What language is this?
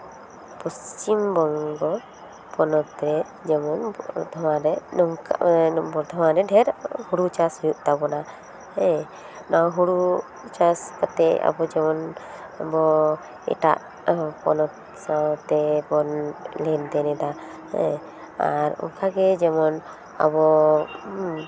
Santali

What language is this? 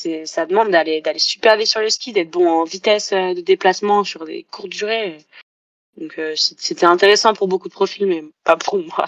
French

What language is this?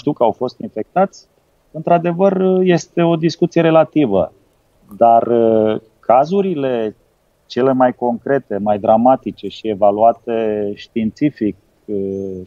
Romanian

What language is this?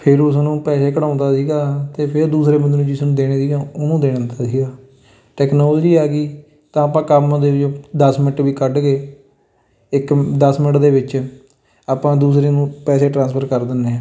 Punjabi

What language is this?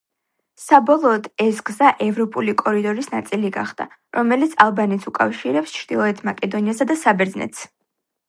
Georgian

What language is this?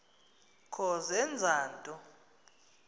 Xhosa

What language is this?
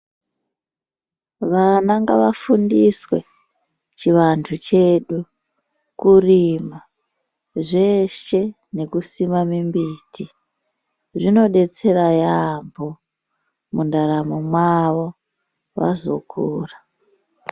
Ndau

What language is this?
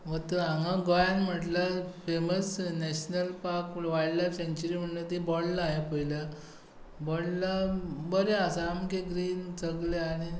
Konkani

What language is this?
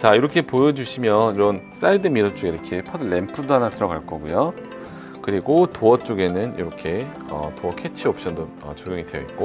Korean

